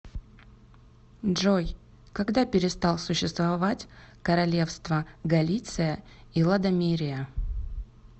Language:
Russian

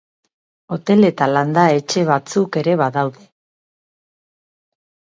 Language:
Basque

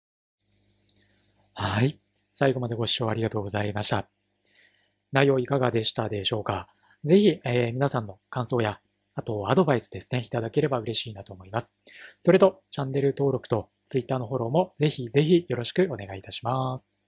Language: Japanese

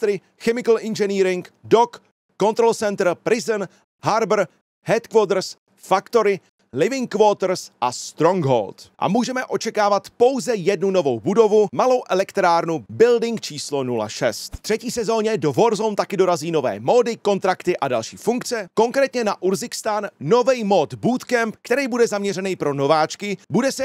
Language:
Czech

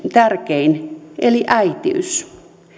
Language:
Finnish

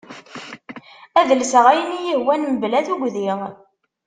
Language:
Kabyle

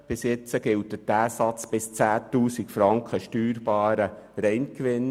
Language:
Swiss German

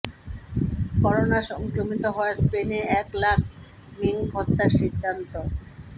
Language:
Bangla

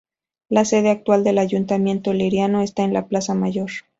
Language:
Spanish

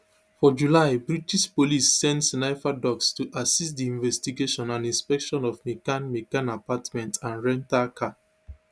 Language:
Nigerian Pidgin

